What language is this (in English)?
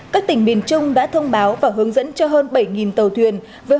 Vietnamese